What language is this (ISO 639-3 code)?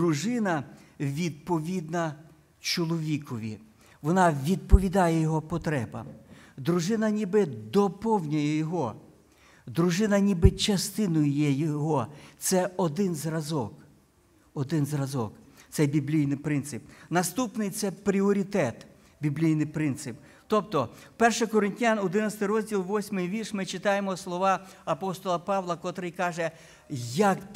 ukr